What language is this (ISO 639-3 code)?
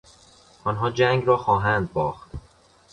fas